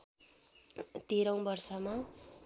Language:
Nepali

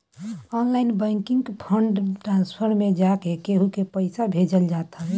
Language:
Bhojpuri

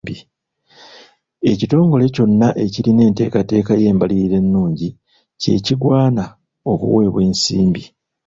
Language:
Ganda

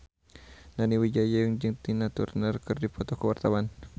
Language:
Sundanese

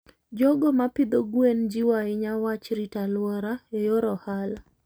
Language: Luo (Kenya and Tanzania)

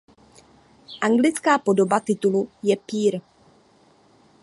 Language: Czech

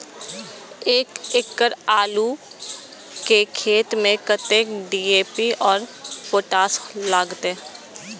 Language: Maithili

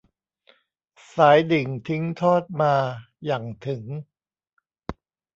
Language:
Thai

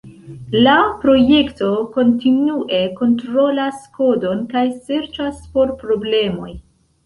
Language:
Esperanto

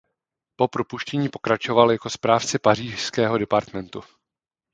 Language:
Czech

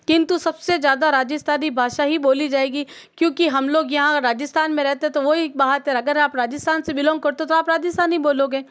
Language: Hindi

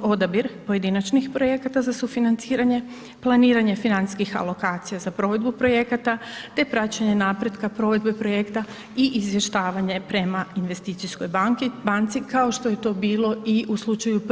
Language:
Croatian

